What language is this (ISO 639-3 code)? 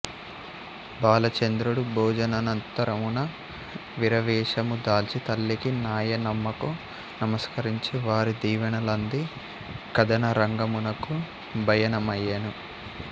tel